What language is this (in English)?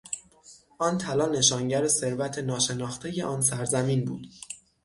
Persian